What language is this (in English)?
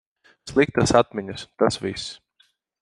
Latvian